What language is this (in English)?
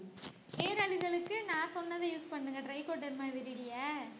Tamil